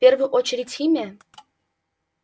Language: Russian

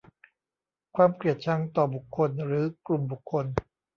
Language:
Thai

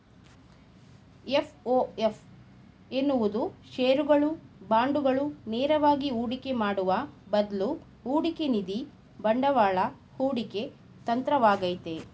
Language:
Kannada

